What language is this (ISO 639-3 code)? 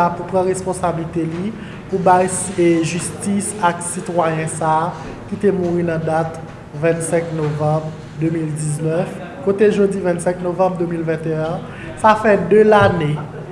fra